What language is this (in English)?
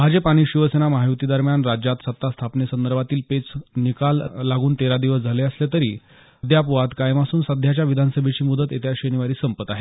Marathi